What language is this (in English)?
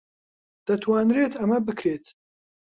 Central Kurdish